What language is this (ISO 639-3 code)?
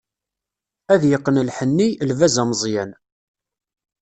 kab